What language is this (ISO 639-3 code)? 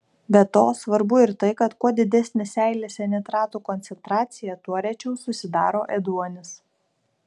lit